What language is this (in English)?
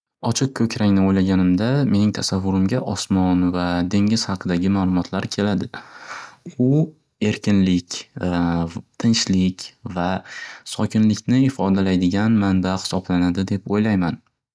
Uzbek